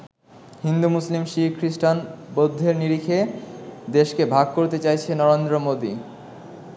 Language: Bangla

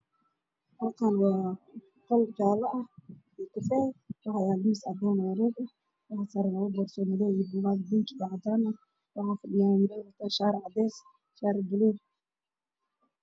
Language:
Somali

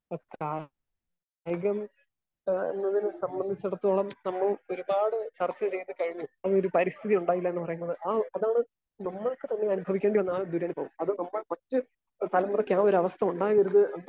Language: Malayalam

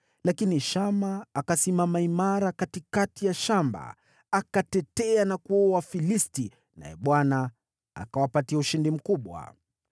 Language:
Swahili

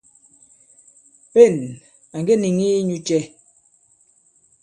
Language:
Bankon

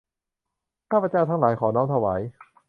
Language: Thai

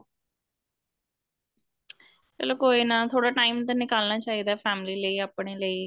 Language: Punjabi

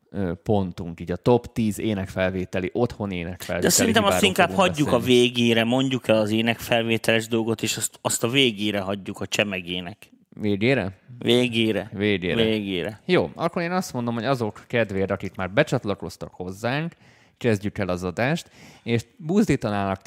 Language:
Hungarian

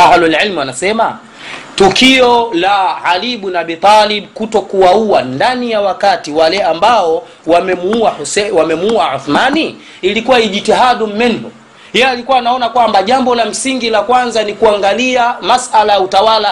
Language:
Swahili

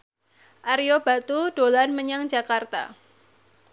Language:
Javanese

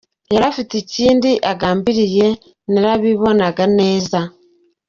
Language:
Kinyarwanda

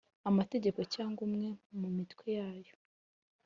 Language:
Kinyarwanda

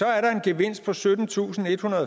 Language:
Danish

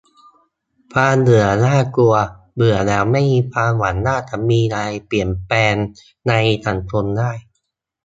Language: Thai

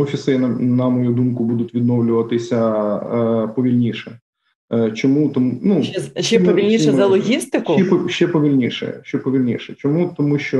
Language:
Ukrainian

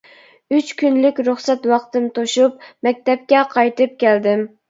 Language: Uyghur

